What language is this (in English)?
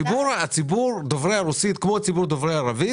Hebrew